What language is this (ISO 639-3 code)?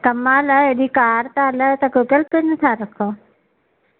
snd